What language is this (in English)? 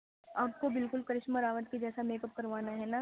Urdu